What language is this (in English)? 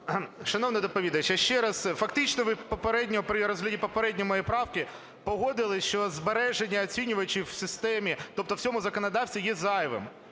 Ukrainian